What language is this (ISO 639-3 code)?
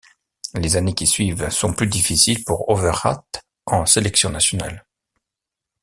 fra